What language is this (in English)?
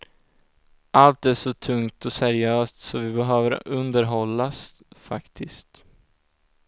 Swedish